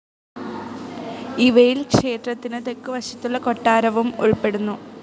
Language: Malayalam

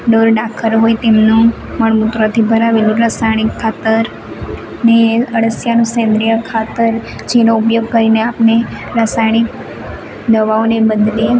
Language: Gujarati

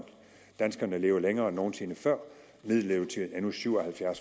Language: Danish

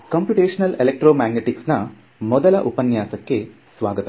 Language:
Kannada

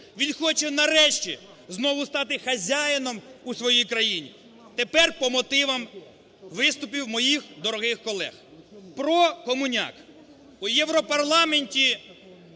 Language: Ukrainian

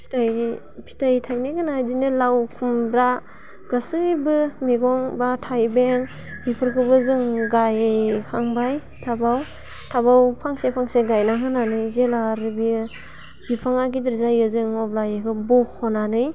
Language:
Bodo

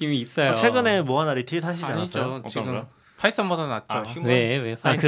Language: Korean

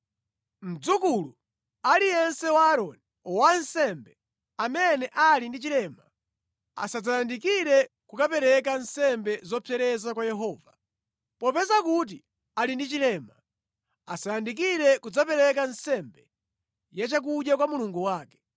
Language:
Nyanja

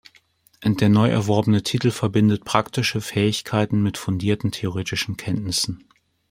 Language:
German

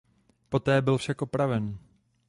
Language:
Czech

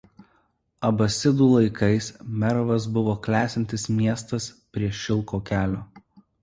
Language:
Lithuanian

